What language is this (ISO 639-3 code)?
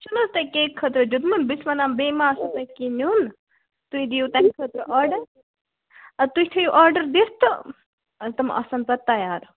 kas